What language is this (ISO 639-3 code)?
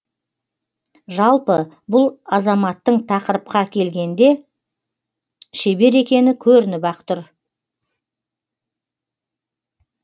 kaz